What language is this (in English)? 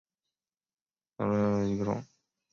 Chinese